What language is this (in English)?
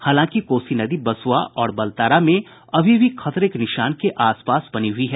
Hindi